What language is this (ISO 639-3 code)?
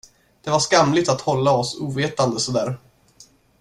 swe